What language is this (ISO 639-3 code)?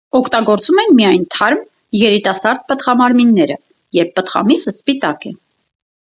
hye